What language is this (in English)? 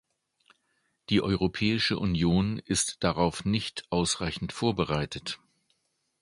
German